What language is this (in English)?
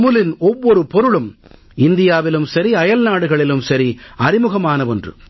Tamil